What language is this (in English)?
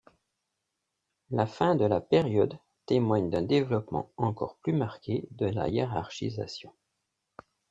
French